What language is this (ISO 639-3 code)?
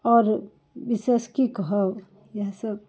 mai